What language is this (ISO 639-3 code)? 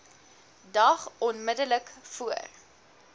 afr